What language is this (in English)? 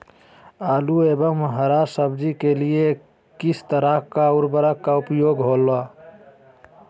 Magahi